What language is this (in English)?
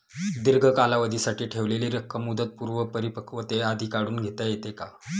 Marathi